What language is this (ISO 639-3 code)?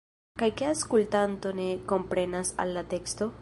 epo